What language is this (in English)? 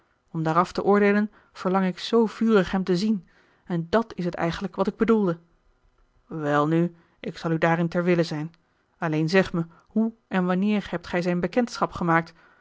Dutch